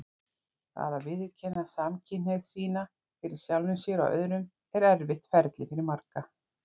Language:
Icelandic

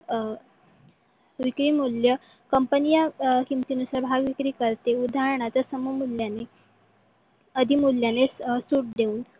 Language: Marathi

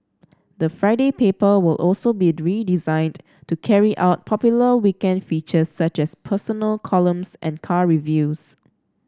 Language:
English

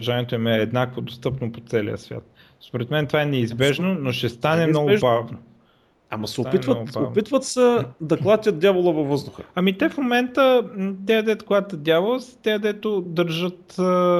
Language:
Bulgarian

